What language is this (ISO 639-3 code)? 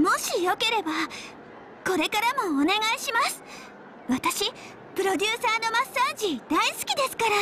jpn